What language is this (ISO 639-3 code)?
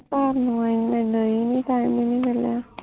pan